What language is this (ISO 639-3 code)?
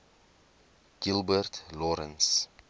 afr